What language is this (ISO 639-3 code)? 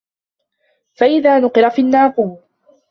ara